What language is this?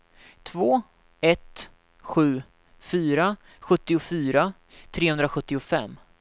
Swedish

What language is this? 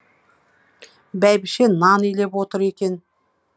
Kazakh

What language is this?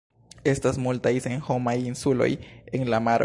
Esperanto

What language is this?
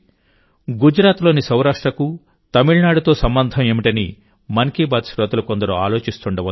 Telugu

